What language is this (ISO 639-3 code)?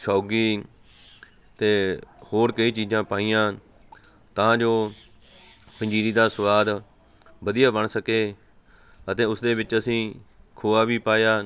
pan